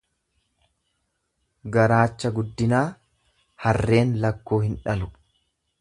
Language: Oromo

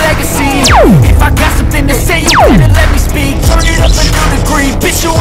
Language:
English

